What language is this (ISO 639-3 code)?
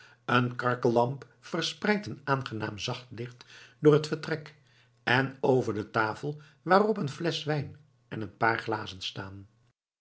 nld